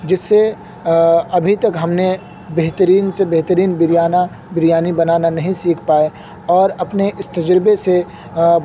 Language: Urdu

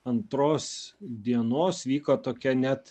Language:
Lithuanian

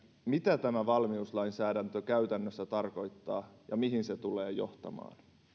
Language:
Finnish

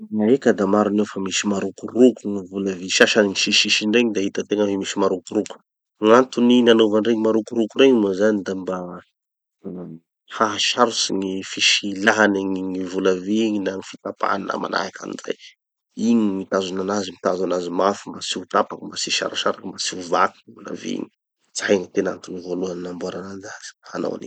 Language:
Tanosy Malagasy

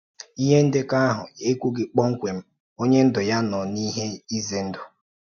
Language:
Igbo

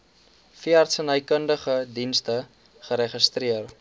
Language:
Afrikaans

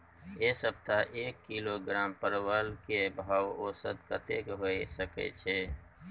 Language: Maithili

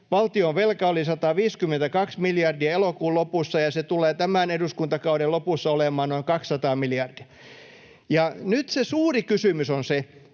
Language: Finnish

